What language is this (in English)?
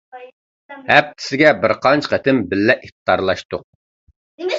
Uyghur